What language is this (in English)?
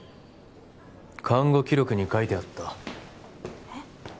Japanese